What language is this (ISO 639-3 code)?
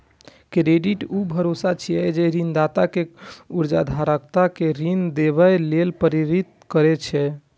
mai